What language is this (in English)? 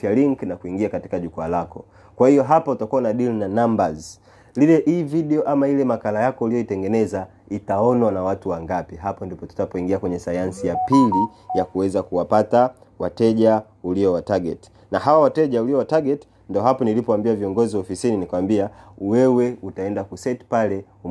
Swahili